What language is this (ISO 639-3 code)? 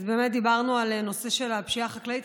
heb